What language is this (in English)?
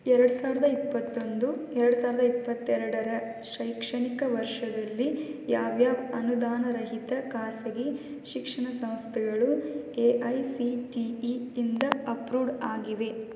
Kannada